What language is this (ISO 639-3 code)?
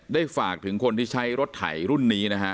tha